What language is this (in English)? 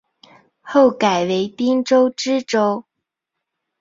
Chinese